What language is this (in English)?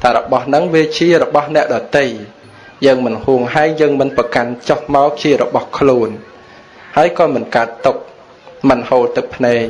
Vietnamese